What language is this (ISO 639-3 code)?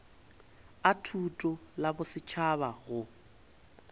nso